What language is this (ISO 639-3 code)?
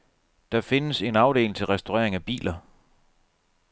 dan